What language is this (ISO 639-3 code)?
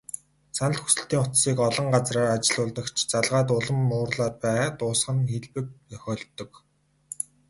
mon